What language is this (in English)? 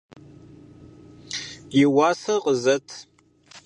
Kabardian